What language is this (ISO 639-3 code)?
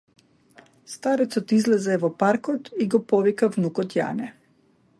mkd